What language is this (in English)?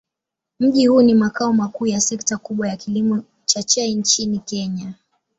Swahili